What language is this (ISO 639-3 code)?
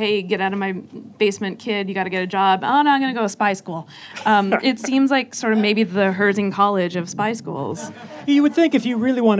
eng